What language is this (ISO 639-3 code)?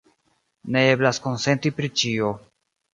epo